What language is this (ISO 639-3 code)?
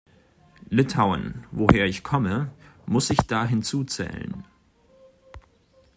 deu